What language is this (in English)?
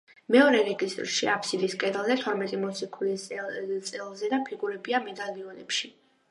Georgian